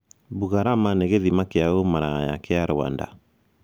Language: Kikuyu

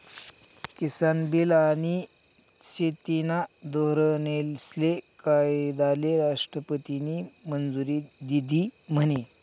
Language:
Marathi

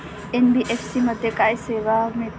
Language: Marathi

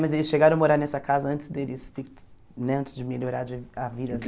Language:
Portuguese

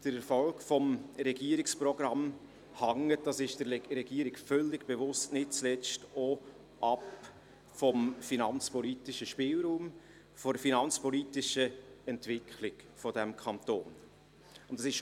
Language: Swiss German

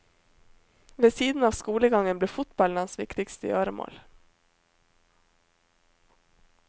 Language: Norwegian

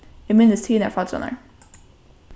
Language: Faroese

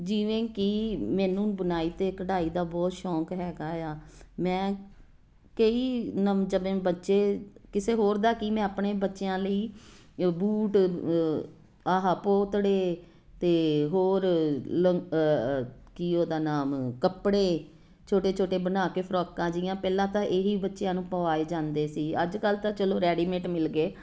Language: Punjabi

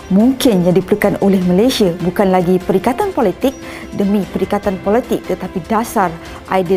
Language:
Malay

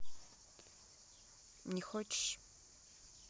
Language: Russian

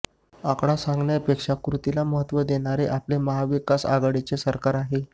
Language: Marathi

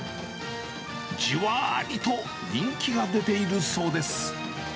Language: Japanese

